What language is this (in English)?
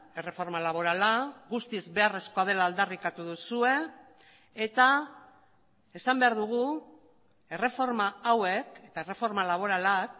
Basque